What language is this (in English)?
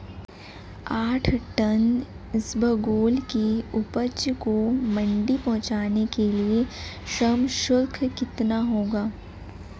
Hindi